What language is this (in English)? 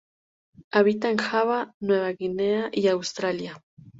Spanish